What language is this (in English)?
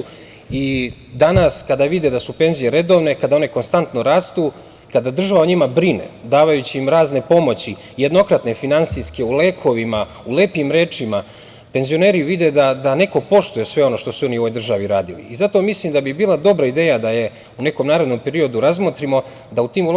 Serbian